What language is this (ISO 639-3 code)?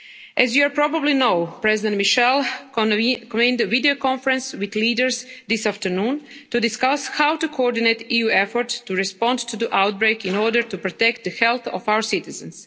eng